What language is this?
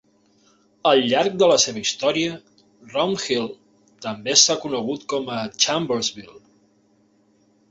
Catalan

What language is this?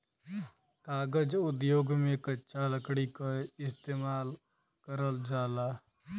Bhojpuri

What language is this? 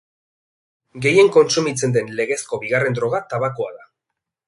Basque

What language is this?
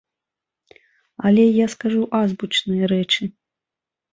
Belarusian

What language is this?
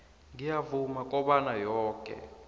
South Ndebele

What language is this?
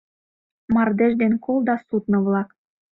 Mari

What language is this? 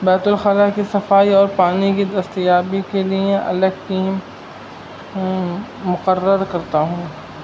Urdu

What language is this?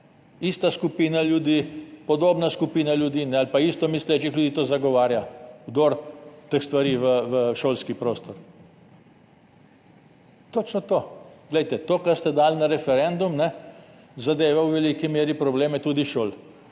Slovenian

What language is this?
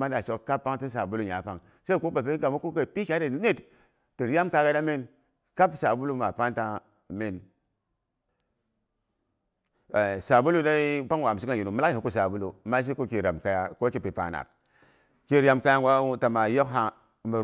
Boghom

